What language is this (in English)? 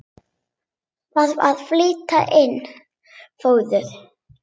Icelandic